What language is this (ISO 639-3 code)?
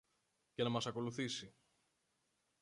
ell